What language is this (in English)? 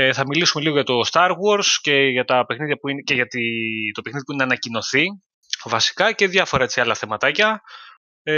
Greek